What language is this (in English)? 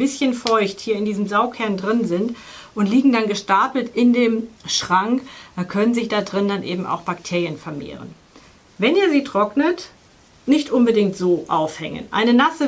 German